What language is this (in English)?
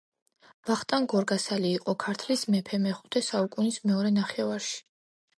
Georgian